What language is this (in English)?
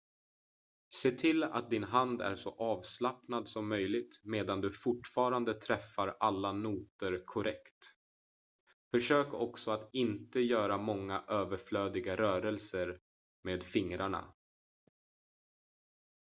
Swedish